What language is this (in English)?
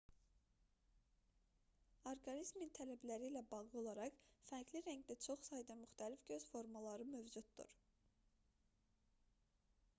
Azerbaijani